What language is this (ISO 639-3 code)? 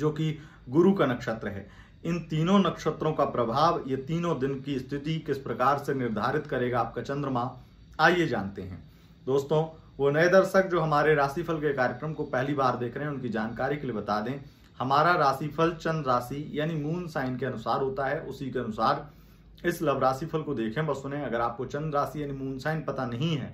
hin